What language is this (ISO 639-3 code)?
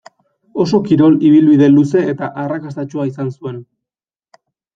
eus